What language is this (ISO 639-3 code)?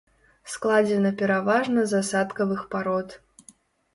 bel